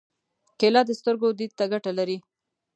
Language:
Pashto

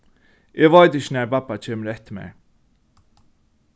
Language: Faroese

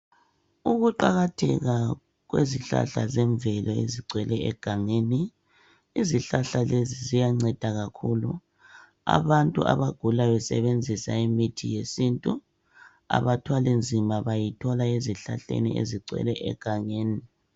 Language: North Ndebele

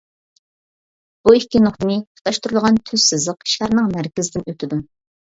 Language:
Uyghur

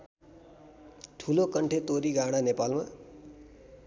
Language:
Nepali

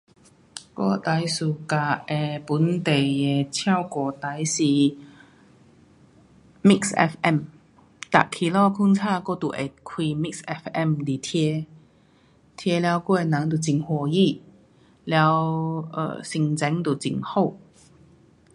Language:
Pu-Xian Chinese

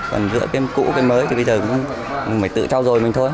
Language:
Vietnamese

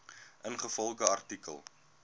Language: Afrikaans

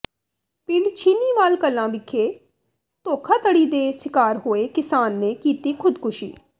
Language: Punjabi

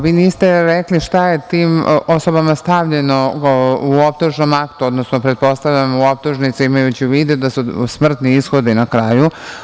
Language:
Serbian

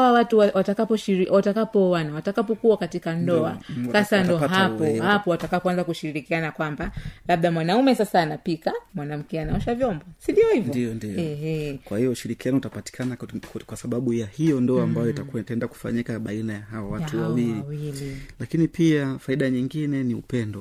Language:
Swahili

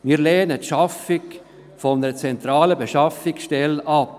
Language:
Swiss German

